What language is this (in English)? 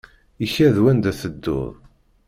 Kabyle